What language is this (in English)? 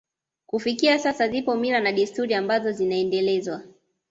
Swahili